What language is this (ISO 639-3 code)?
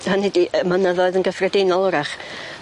cym